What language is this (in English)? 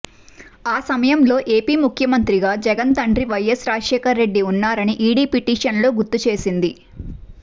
Telugu